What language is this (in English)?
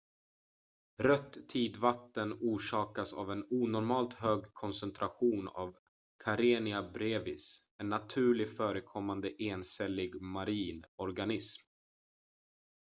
Swedish